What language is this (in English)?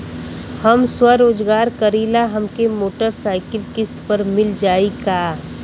Bhojpuri